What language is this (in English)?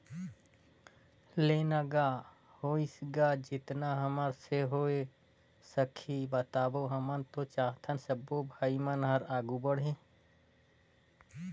Chhattisgarhi